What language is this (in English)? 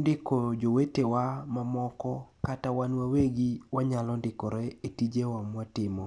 Luo (Kenya and Tanzania)